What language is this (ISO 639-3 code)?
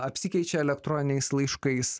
lit